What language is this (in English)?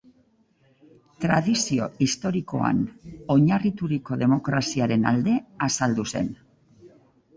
Basque